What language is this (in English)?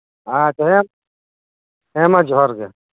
Santali